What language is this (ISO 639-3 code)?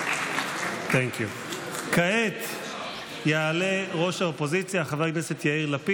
heb